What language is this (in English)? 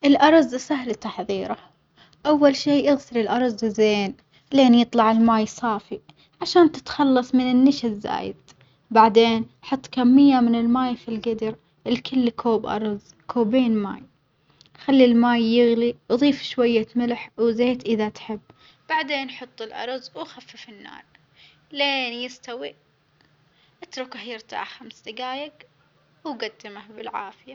Omani Arabic